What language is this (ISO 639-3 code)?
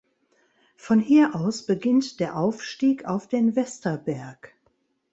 deu